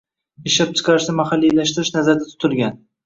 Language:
Uzbek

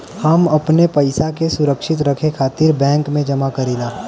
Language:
Bhojpuri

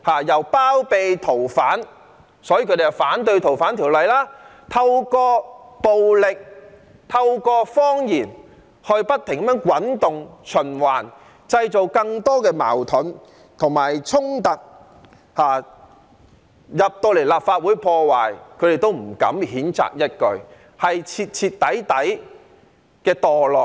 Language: Cantonese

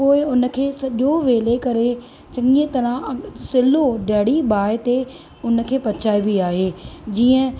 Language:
Sindhi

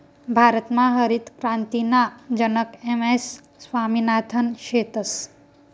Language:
Marathi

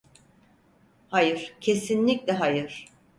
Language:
Turkish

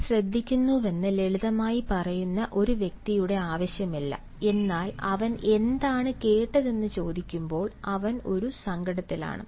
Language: Malayalam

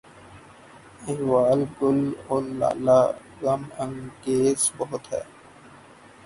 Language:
Urdu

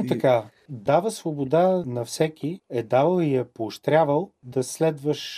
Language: Bulgarian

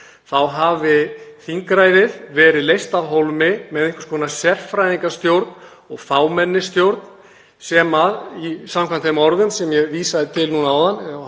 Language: Icelandic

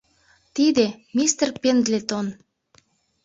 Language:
Mari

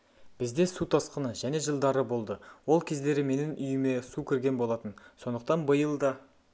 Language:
Kazakh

